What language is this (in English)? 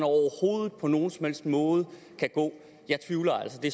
Danish